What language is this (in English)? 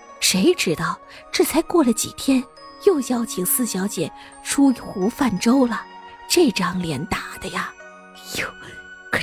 Chinese